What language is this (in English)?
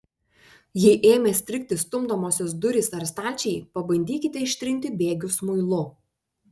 Lithuanian